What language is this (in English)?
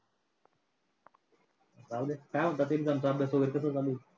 Marathi